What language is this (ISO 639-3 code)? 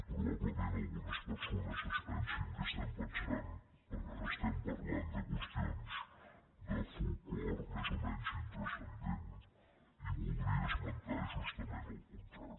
cat